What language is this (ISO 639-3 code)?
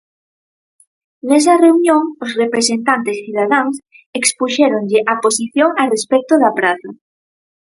glg